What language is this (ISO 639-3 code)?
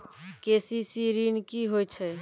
mai